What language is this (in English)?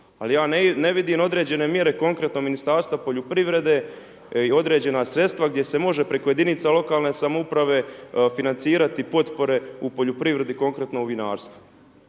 Croatian